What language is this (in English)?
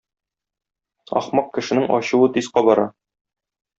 Tatar